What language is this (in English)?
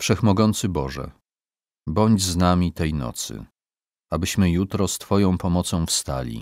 Polish